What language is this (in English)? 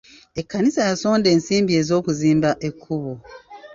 Ganda